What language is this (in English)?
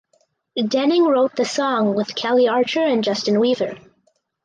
English